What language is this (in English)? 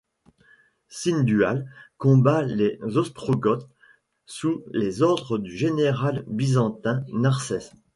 French